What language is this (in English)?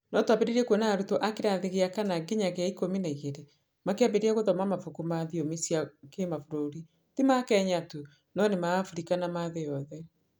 Kikuyu